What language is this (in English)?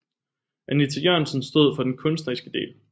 Danish